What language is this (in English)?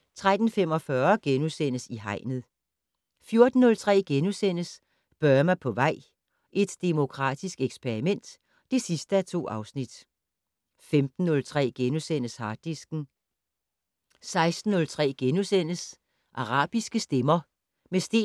Danish